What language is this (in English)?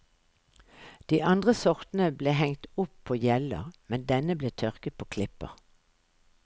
Norwegian